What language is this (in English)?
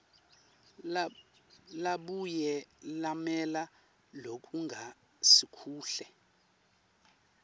Swati